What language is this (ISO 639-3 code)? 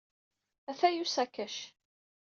kab